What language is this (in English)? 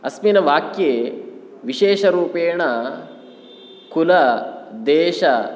Sanskrit